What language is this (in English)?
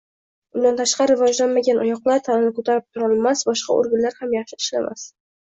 Uzbek